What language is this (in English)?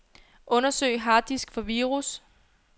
Danish